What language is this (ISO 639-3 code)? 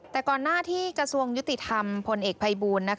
tha